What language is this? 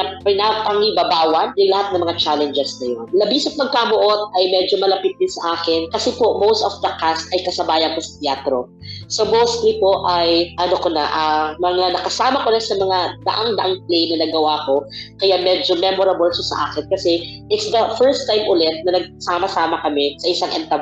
Filipino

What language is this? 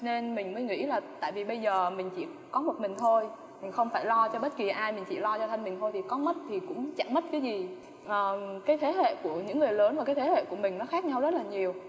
Vietnamese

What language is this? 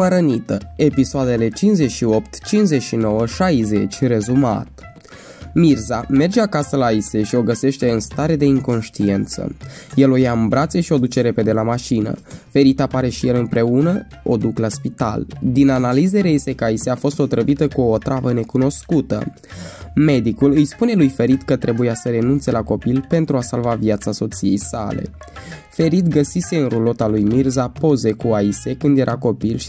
Romanian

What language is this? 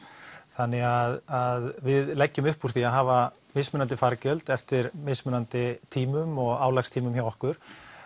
Icelandic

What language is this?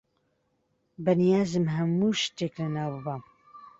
Central Kurdish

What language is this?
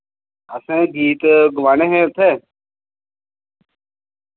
Dogri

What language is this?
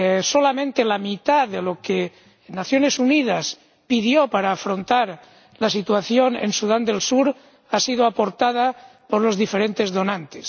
Spanish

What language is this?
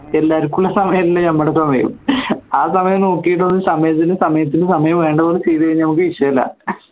Malayalam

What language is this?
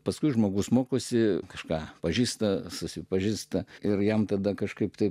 Lithuanian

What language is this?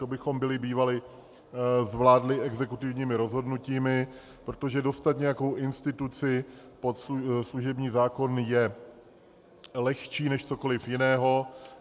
Czech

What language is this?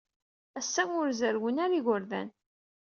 Kabyle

